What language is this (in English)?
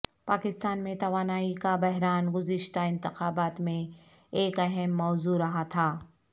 Urdu